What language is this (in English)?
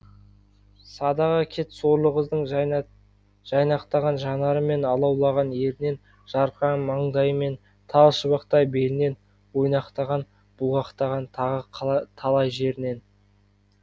Kazakh